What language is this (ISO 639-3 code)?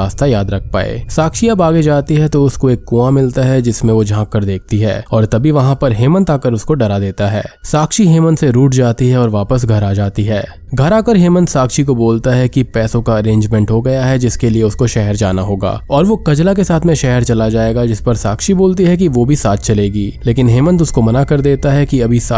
hin